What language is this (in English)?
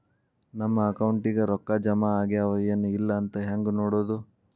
Kannada